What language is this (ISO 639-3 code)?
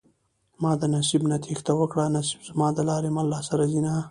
pus